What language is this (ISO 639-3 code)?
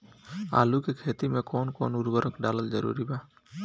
bho